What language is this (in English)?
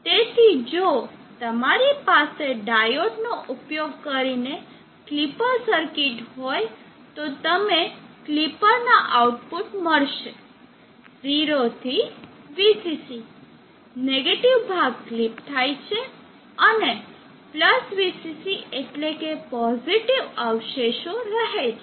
Gujarati